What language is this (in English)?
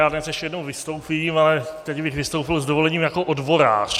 Czech